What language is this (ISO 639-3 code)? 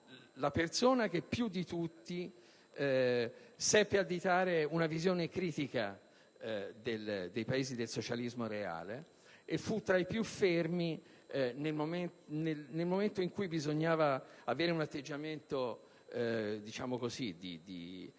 ita